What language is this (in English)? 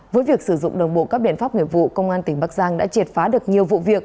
Vietnamese